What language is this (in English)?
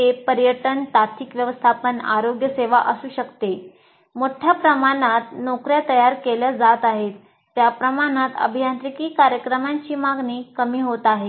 Marathi